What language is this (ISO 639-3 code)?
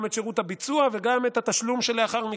heb